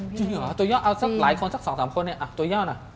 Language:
Thai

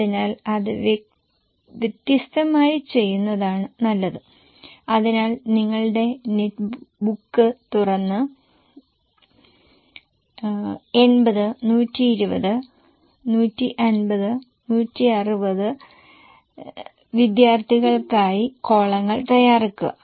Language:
Malayalam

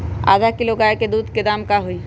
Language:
Magahi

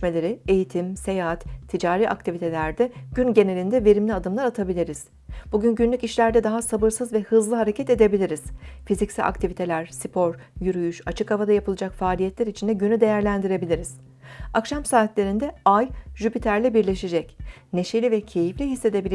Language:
Turkish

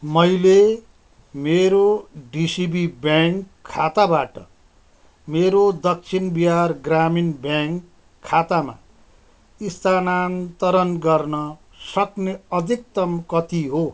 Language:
Nepali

